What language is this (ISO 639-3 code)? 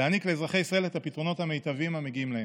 heb